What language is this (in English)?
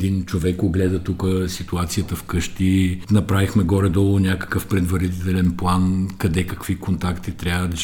Bulgarian